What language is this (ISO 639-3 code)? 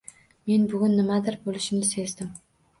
uzb